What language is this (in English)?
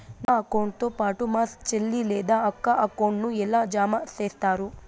Telugu